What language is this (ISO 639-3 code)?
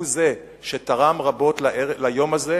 heb